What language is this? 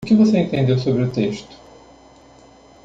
Portuguese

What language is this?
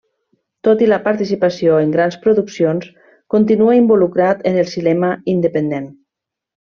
Catalan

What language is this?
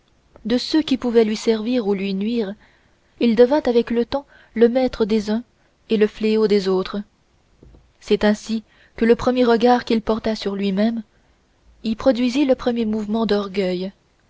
French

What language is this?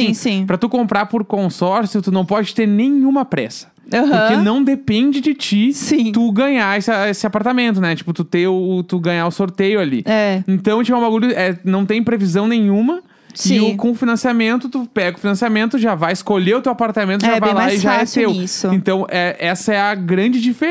Portuguese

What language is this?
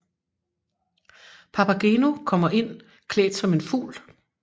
Danish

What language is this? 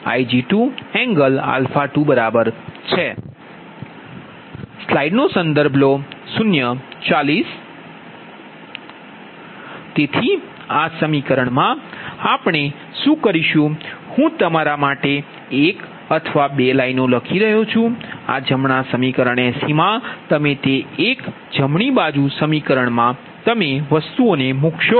Gujarati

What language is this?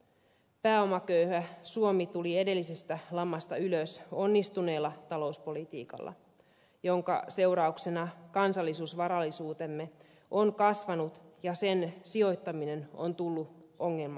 Finnish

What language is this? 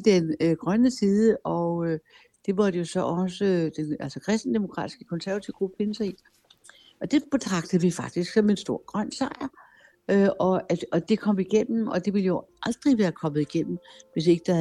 Danish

